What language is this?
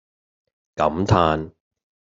Cantonese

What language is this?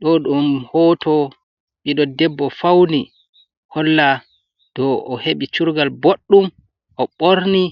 Fula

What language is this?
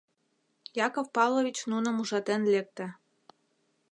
Mari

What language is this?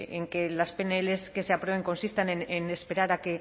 Spanish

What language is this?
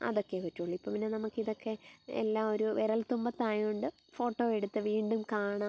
Malayalam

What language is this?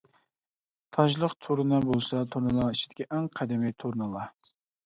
Uyghur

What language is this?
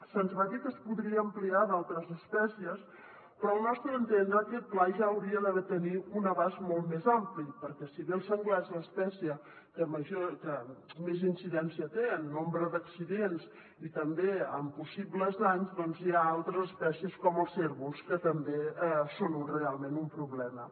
Catalan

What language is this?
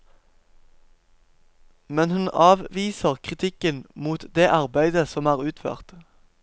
Norwegian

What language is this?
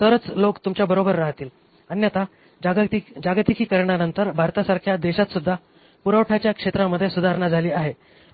Marathi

